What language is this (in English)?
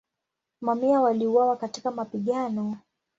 Swahili